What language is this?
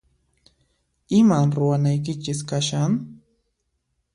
Puno Quechua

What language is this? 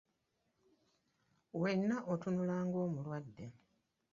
Ganda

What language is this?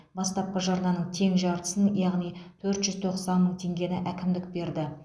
Kazakh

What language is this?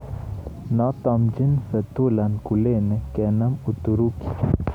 Kalenjin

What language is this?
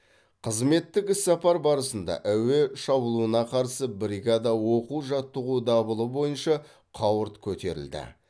Kazakh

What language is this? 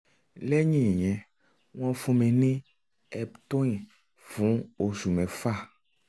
Yoruba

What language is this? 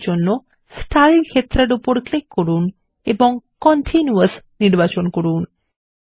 Bangla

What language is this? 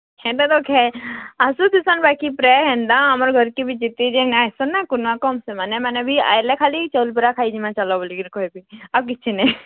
Odia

